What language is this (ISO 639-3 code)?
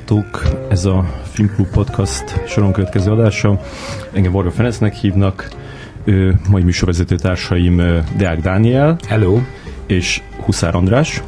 hun